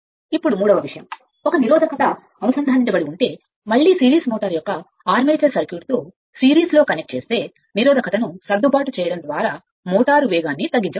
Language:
Telugu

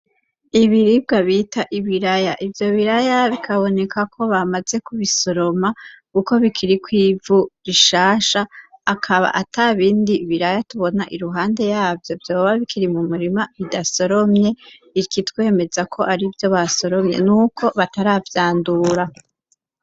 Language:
Rundi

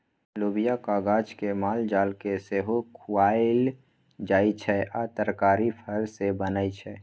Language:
Maithili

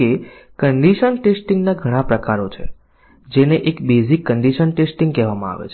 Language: Gujarati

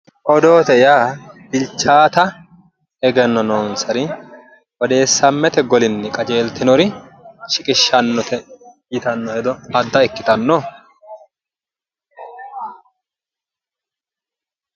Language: Sidamo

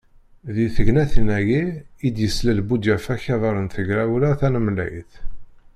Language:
Kabyle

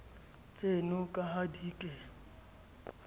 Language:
Southern Sotho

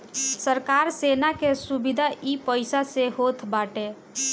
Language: Bhojpuri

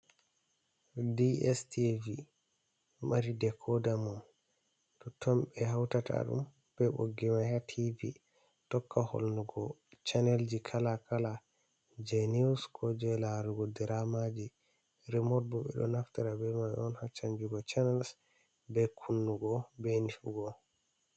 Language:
Fula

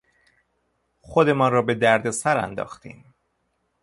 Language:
Persian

